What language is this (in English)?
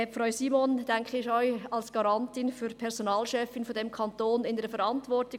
Swiss German